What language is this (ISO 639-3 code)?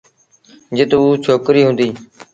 sbn